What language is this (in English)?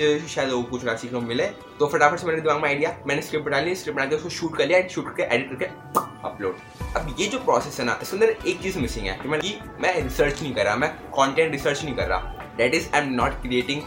Hindi